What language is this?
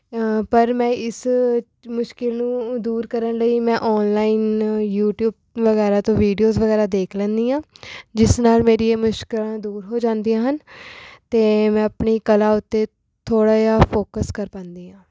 Punjabi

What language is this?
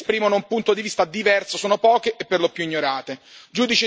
Italian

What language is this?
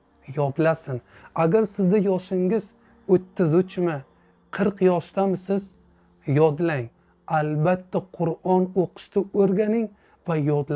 Dutch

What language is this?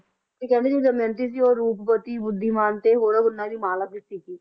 Punjabi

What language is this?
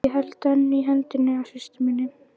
Icelandic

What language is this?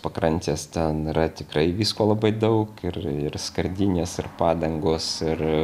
Lithuanian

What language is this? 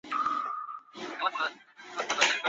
Chinese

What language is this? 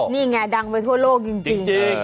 Thai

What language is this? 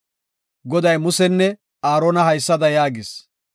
Gofa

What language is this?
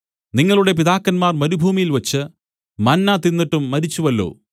Malayalam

